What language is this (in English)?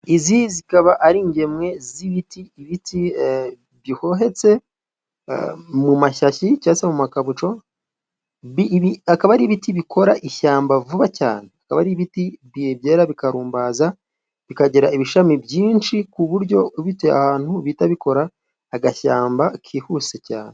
Kinyarwanda